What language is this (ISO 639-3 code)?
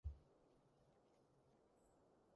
yue